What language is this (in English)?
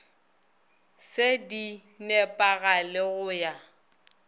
Northern Sotho